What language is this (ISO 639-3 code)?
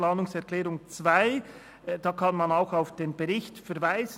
gsw